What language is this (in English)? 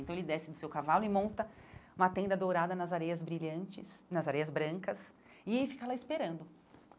Portuguese